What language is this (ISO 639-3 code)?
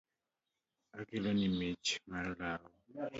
luo